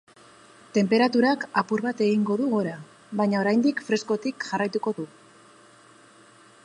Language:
Basque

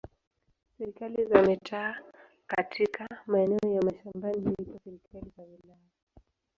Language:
Swahili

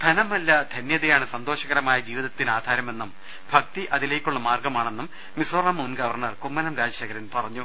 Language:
Malayalam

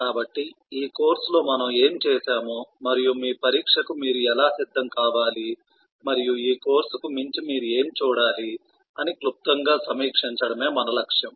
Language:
Telugu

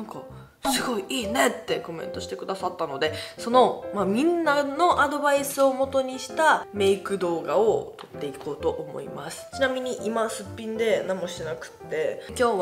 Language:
Japanese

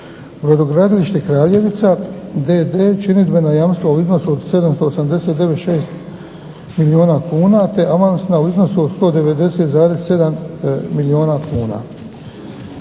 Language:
Croatian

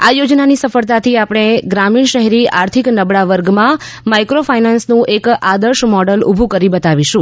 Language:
Gujarati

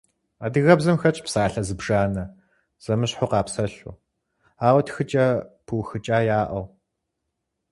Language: Kabardian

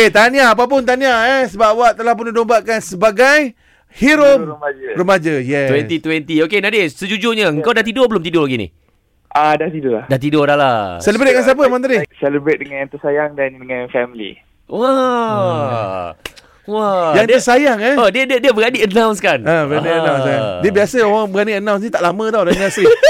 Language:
Malay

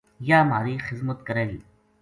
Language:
Gujari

